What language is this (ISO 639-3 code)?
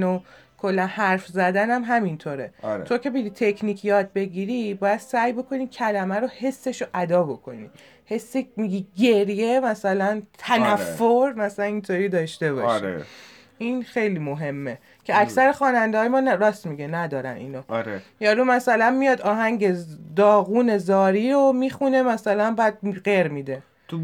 fas